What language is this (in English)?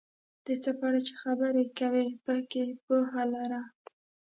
Pashto